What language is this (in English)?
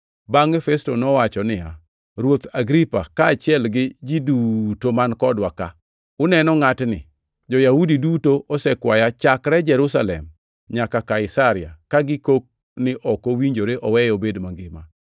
Luo (Kenya and Tanzania)